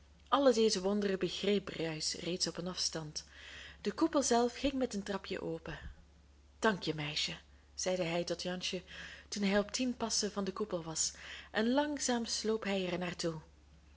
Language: Dutch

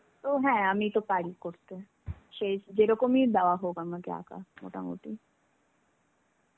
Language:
Bangla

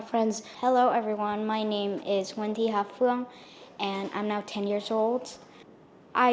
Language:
Vietnamese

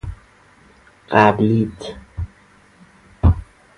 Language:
Persian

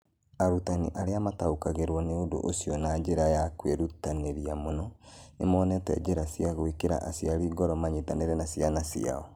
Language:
Kikuyu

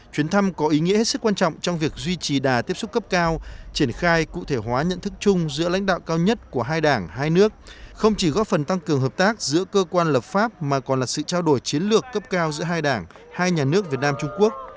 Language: Vietnamese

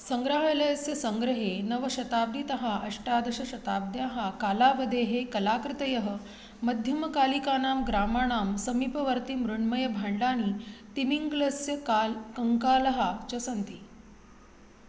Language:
Sanskrit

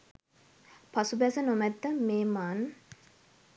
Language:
Sinhala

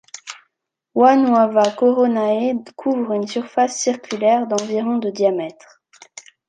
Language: French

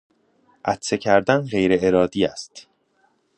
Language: Persian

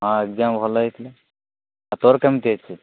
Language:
Odia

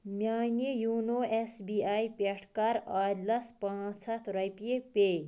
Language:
Kashmiri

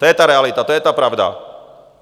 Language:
Czech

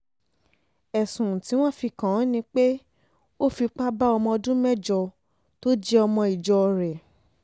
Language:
Yoruba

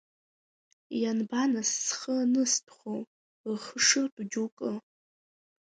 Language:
Abkhazian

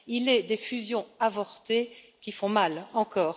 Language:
French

